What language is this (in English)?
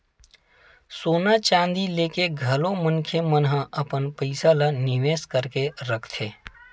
Chhattisgarhi